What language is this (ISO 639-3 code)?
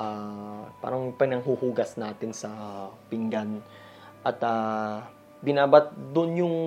fil